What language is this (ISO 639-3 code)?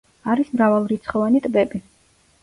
kat